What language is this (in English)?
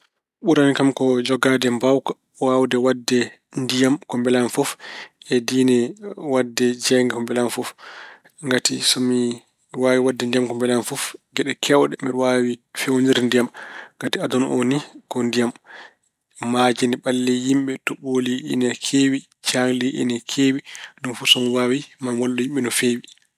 Fula